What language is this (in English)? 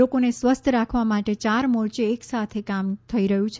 Gujarati